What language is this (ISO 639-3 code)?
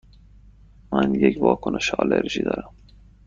fas